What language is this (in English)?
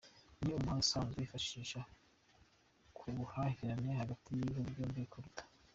Kinyarwanda